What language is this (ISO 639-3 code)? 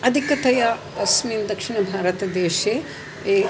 san